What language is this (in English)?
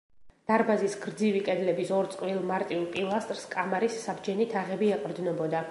Georgian